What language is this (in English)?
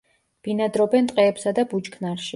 Georgian